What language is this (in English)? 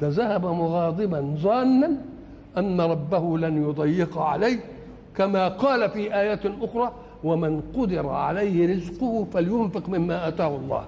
Arabic